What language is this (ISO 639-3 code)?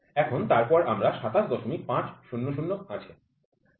ben